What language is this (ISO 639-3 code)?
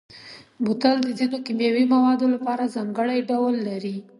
pus